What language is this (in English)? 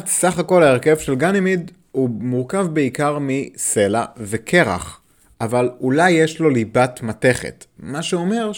Hebrew